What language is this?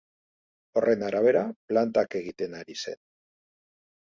Basque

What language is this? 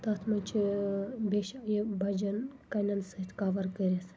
Kashmiri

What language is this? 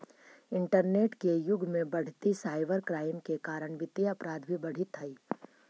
Magahi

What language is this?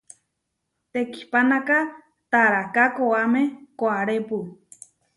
Huarijio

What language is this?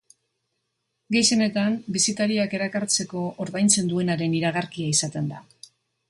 Basque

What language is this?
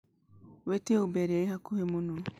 Kikuyu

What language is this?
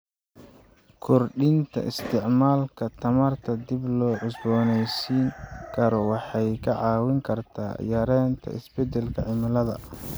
Somali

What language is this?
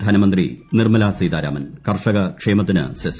Malayalam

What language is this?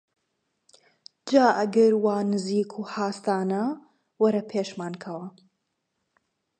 Central Kurdish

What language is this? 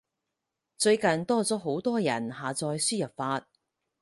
Cantonese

